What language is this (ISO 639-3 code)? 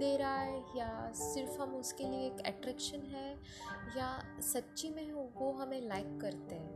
hin